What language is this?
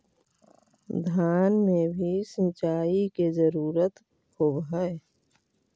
Magahi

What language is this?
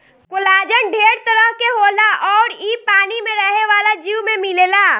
Bhojpuri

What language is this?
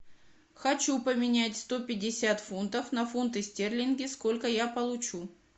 Russian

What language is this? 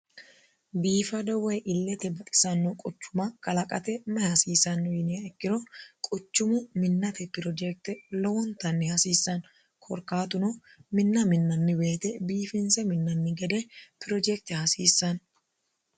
Sidamo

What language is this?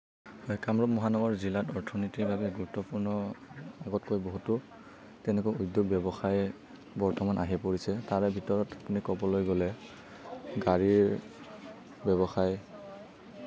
Assamese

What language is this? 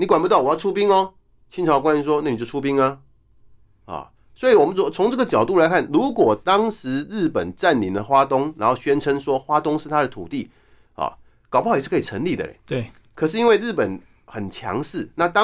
Chinese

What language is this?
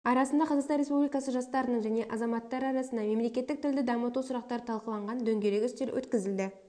Kazakh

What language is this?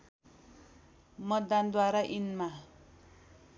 Nepali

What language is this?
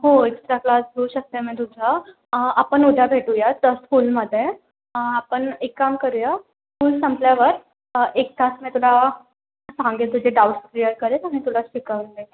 Marathi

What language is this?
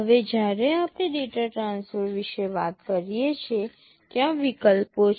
Gujarati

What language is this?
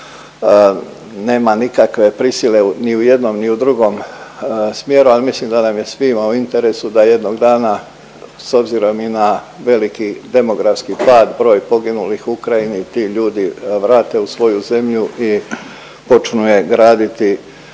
Croatian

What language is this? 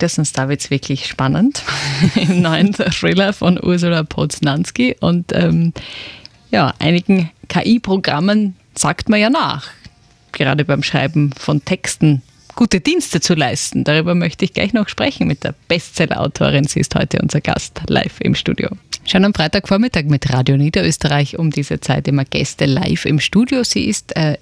German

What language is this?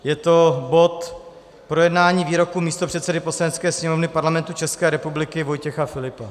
Czech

